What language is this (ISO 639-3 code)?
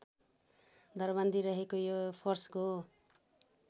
nep